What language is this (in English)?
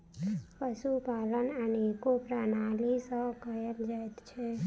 Maithili